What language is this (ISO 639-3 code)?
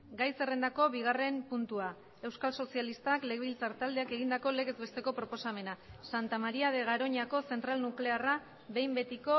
eus